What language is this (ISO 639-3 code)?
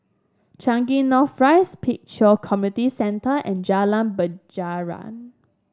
eng